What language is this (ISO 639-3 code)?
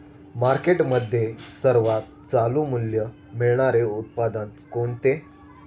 mar